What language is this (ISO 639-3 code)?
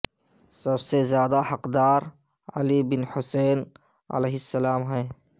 urd